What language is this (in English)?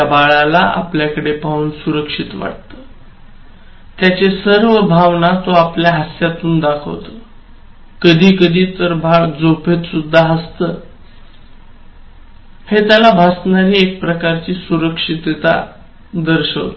Marathi